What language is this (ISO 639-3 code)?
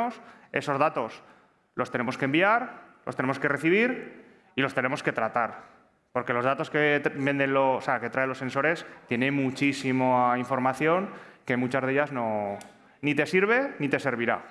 spa